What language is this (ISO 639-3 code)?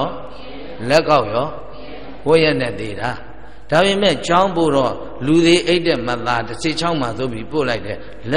ara